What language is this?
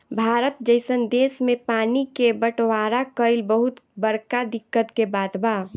Bhojpuri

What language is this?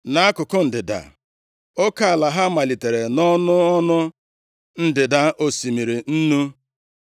Igbo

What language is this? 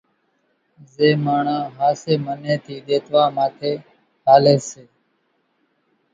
Kachi Koli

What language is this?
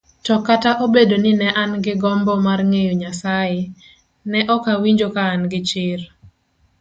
Luo (Kenya and Tanzania)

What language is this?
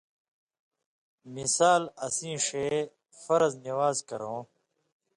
Indus Kohistani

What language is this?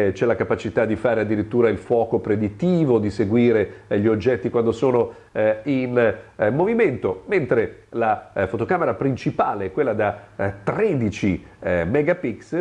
Italian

